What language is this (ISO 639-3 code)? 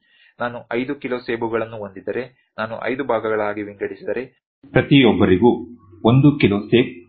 kan